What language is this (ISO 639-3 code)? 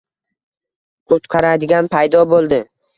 uzb